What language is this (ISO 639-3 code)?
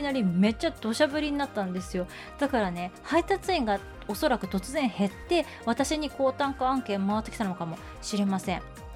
jpn